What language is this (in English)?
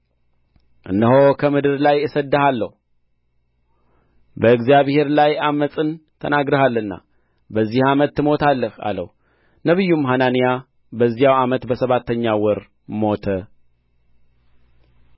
Amharic